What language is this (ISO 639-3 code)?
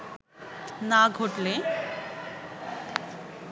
ben